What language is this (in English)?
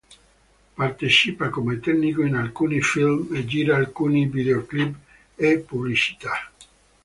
Italian